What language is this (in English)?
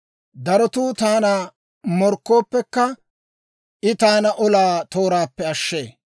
Dawro